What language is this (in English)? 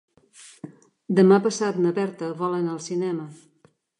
Catalan